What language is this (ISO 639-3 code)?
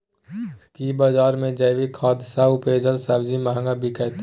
mai